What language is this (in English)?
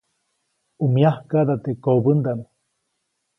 Copainalá Zoque